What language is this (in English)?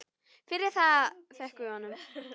Icelandic